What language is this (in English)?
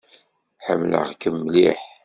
Kabyle